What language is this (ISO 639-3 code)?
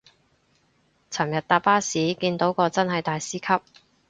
yue